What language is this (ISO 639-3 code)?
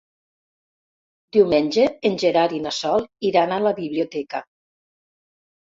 cat